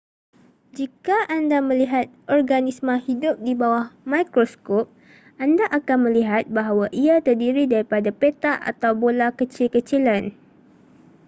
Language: Malay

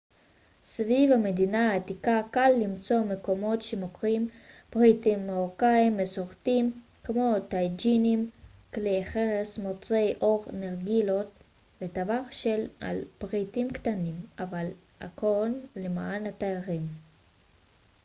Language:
Hebrew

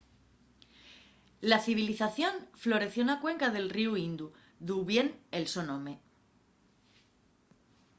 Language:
Asturian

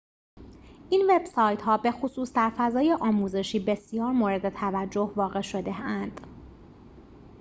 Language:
Persian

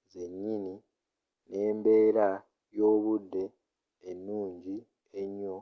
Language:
Ganda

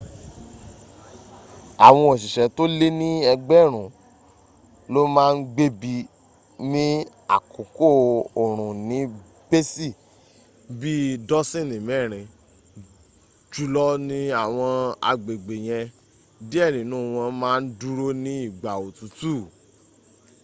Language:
Yoruba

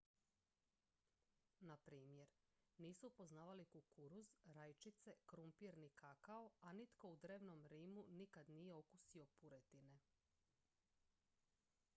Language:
Croatian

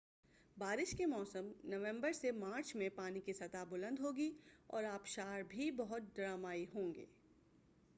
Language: Urdu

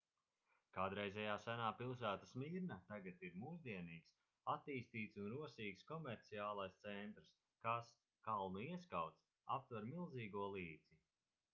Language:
Latvian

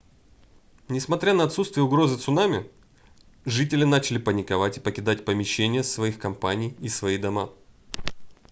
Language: Russian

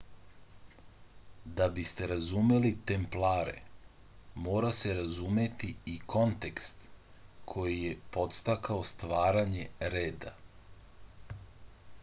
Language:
Serbian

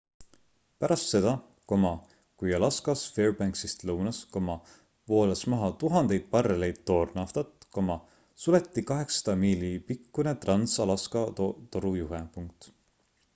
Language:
Estonian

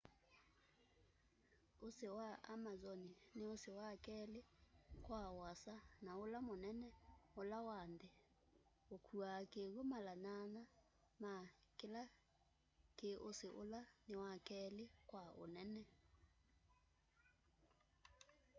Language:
Kamba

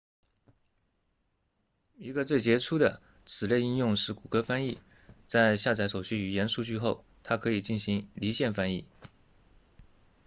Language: Chinese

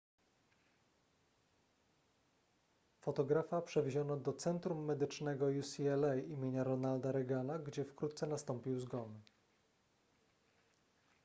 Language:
Polish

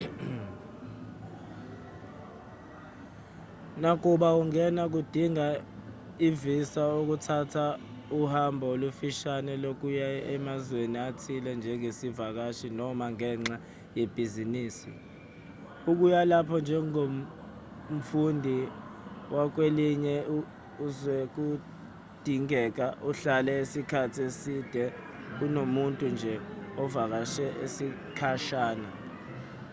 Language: Zulu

